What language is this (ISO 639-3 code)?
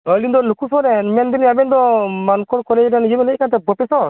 sat